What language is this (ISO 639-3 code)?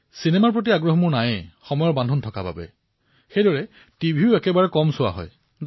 asm